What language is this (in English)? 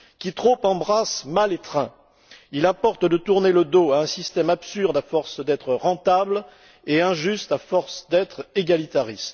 French